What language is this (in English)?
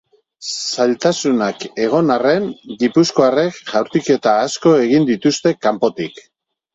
Basque